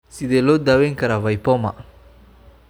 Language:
Somali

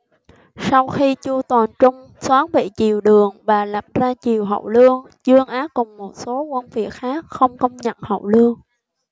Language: Vietnamese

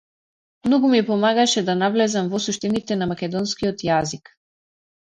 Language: Macedonian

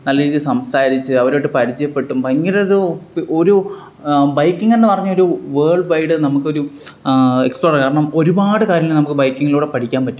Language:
Malayalam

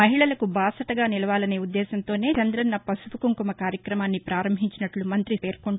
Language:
Telugu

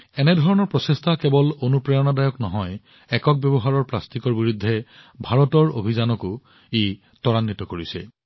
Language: Assamese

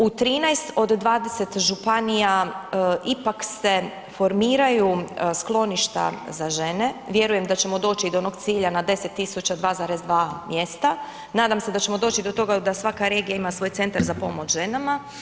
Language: Croatian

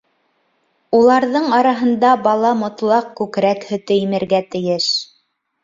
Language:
Bashkir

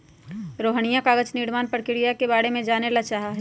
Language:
Magahi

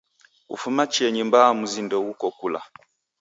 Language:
Taita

